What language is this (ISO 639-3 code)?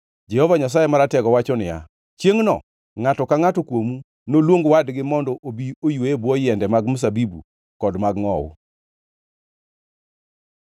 luo